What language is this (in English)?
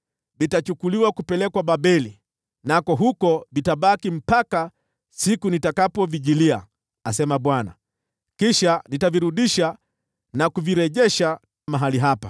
Swahili